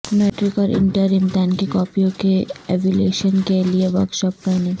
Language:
Urdu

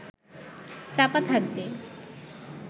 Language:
Bangla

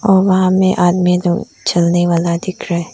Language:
Hindi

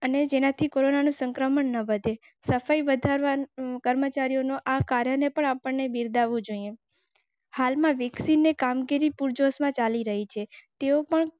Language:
Gujarati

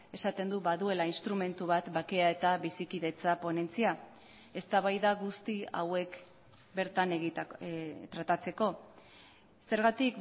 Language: Basque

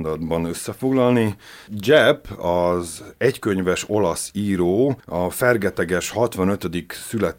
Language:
Hungarian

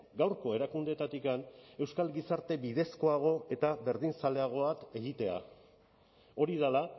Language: Basque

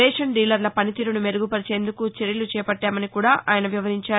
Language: Telugu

